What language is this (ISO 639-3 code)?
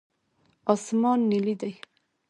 pus